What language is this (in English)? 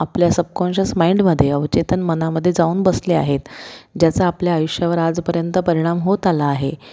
Marathi